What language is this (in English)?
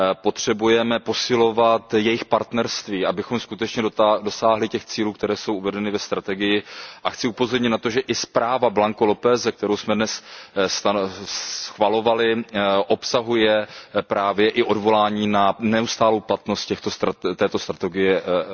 Czech